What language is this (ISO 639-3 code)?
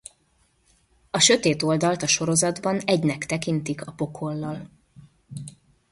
hun